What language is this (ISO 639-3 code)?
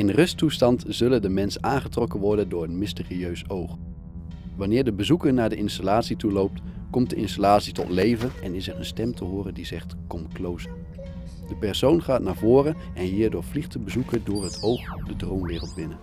nld